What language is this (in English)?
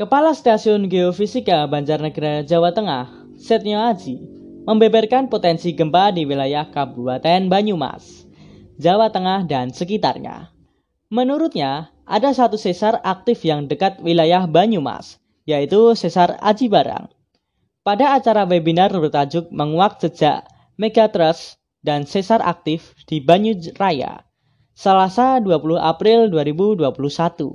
Indonesian